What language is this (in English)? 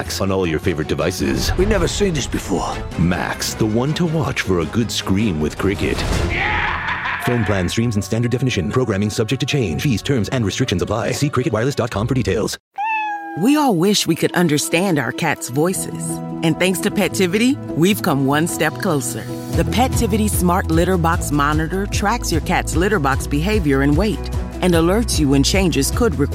Filipino